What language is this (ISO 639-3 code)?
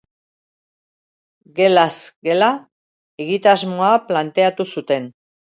eus